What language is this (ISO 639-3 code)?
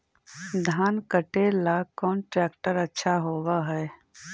mag